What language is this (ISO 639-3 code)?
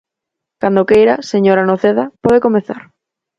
glg